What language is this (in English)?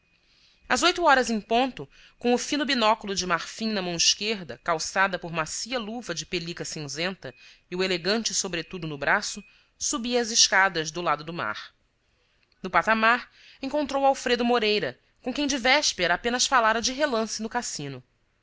Portuguese